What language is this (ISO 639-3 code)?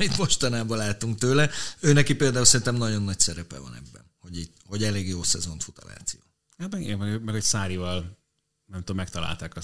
hun